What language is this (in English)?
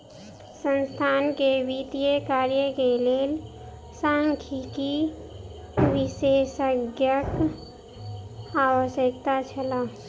Maithili